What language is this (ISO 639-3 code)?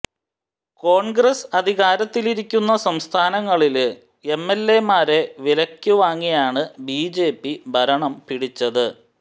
mal